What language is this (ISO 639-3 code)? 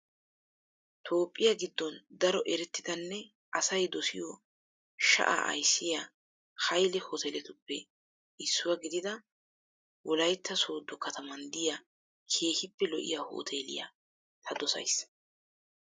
wal